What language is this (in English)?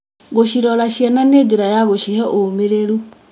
Kikuyu